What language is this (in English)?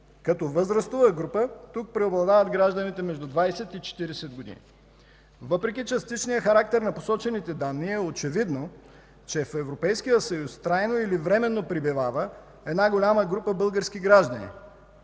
Bulgarian